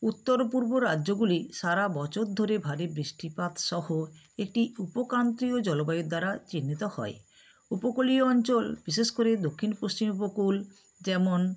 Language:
Bangla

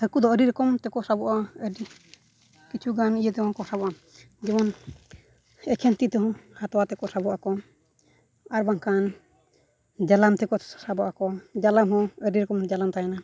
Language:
Santali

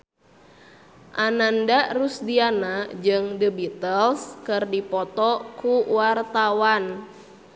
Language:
Sundanese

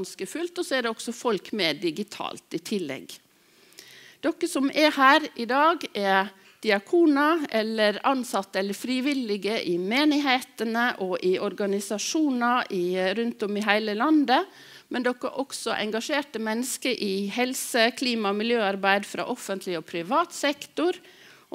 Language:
Norwegian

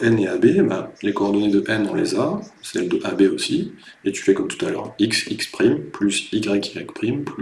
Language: French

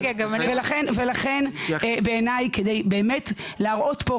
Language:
Hebrew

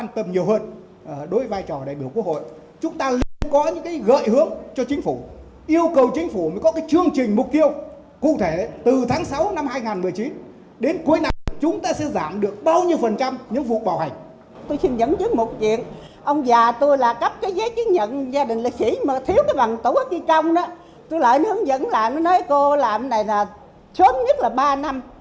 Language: Vietnamese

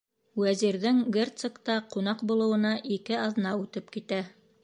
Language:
Bashkir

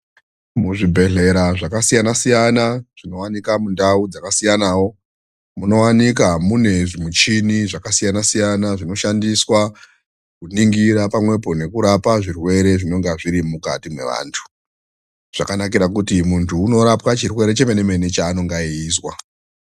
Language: Ndau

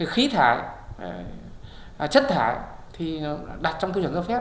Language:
Vietnamese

